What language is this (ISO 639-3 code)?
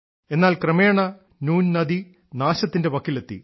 mal